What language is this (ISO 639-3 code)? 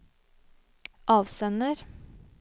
nor